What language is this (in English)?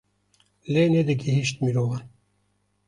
Kurdish